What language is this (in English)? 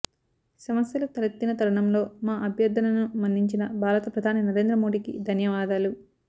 Telugu